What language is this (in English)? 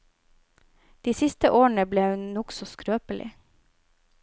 Norwegian